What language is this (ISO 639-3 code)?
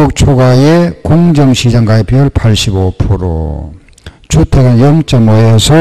kor